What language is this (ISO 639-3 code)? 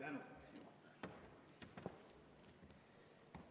est